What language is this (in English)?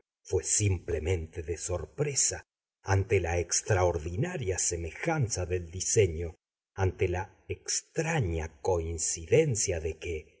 Spanish